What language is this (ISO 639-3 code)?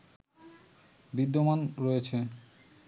ben